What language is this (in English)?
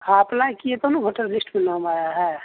Hindi